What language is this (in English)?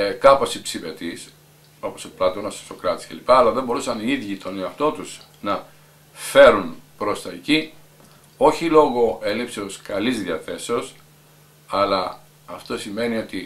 Greek